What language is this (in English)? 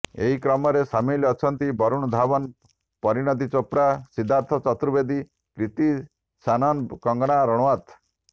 Odia